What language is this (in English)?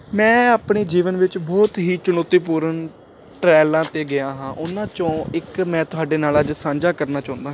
Punjabi